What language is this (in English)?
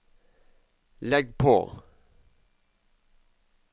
Norwegian